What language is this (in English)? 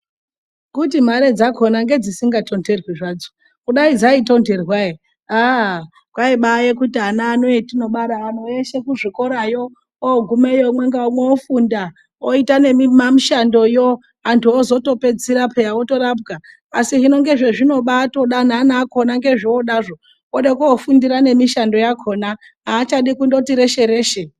Ndau